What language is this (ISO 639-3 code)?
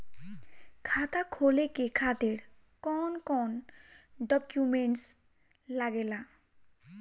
bho